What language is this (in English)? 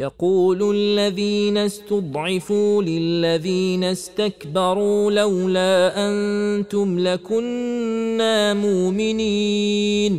Arabic